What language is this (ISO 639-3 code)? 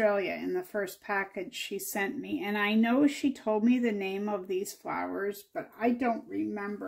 eng